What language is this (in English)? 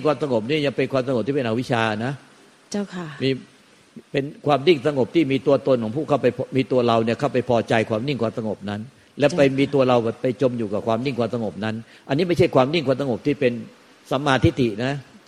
Thai